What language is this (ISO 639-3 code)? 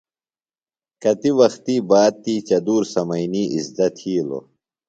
phl